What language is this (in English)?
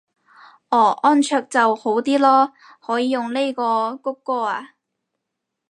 Cantonese